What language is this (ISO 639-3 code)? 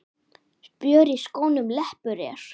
isl